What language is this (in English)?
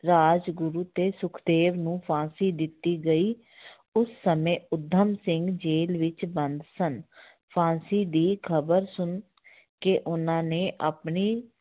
Punjabi